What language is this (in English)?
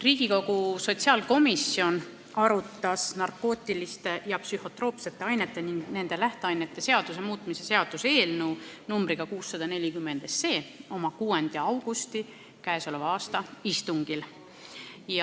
Estonian